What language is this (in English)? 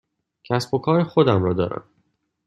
Persian